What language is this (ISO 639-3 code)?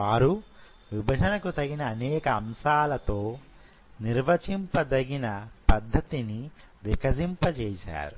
tel